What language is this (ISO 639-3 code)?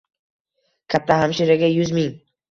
uzb